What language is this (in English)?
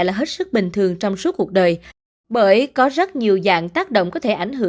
Vietnamese